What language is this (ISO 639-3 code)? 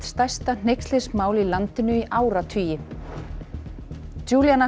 isl